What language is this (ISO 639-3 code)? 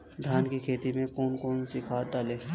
hin